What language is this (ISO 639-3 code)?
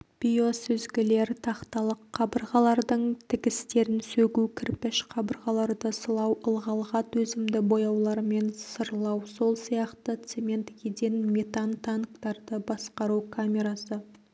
kaz